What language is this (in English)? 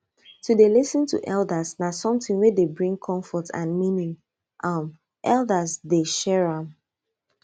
Nigerian Pidgin